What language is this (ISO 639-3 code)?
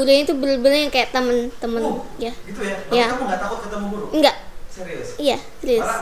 ind